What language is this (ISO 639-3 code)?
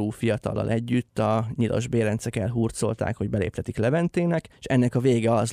hun